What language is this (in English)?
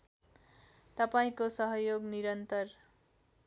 Nepali